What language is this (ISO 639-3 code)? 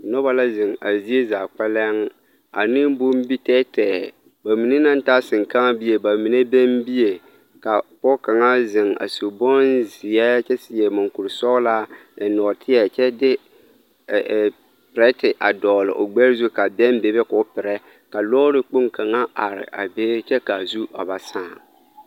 dga